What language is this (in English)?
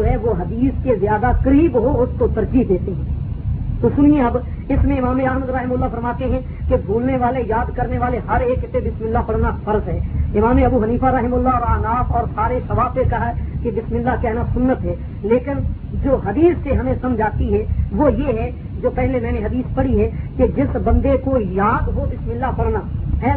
Urdu